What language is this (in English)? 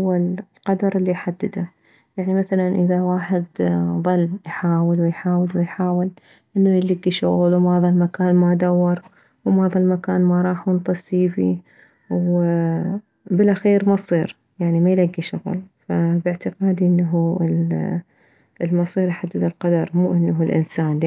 Mesopotamian Arabic